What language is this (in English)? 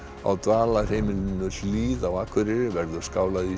Icelandic